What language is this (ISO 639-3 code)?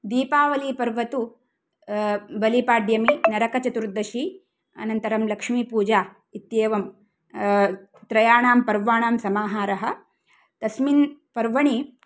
san